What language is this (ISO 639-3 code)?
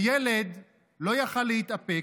heb